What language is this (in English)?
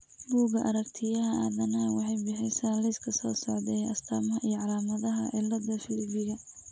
Somali